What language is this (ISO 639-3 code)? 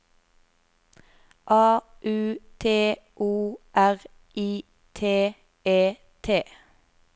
nor